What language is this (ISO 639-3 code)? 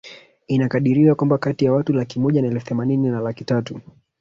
swa